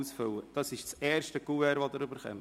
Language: Swiss German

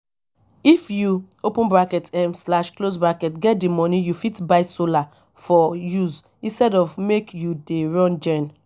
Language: Nigerian Pidgin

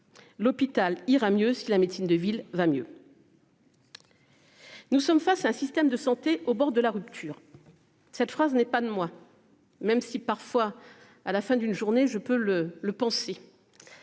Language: French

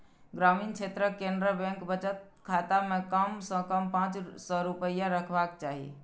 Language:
Maithili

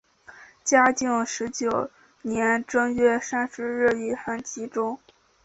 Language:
Chinese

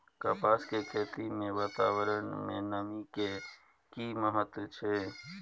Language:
Maithili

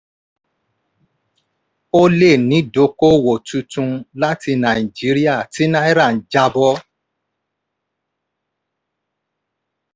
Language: Yoruba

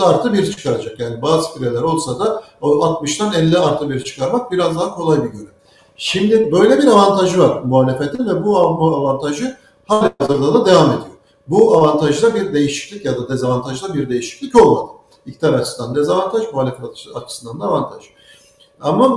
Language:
Turkish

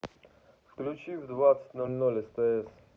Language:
Russian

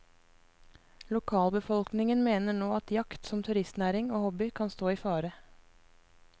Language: Norwegian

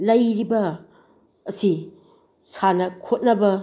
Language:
Manipuri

